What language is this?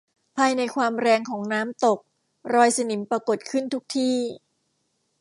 Thai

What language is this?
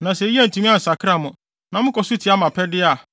Akan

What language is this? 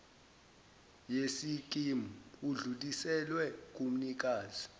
Zulu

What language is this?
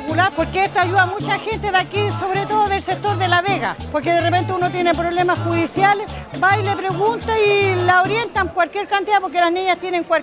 Spanish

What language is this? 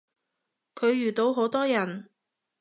Cantonese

